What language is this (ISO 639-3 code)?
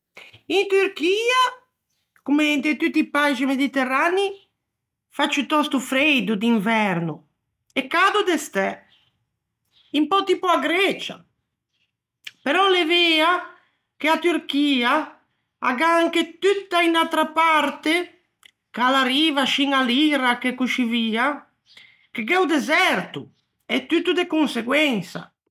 lij